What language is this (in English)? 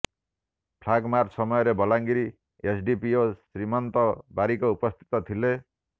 Odia